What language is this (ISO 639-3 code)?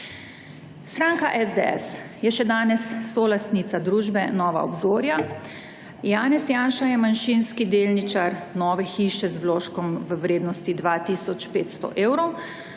slv